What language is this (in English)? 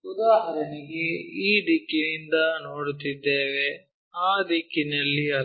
Kannada